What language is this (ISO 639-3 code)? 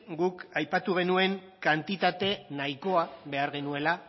eus